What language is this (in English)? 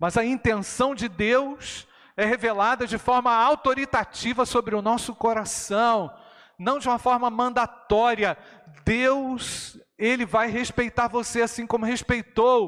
Portuguese